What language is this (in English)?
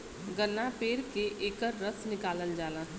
Bhojpuri